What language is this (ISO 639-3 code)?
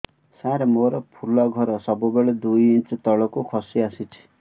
ori